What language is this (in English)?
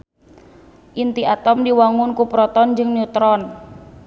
Sundanese